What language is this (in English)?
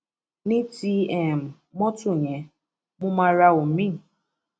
Yoruba